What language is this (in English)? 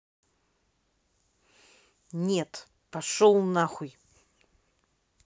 Russian